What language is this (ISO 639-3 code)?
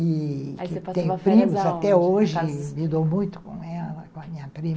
por